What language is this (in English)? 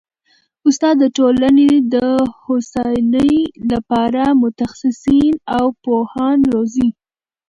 Pashto